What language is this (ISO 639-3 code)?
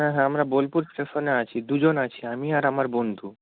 ben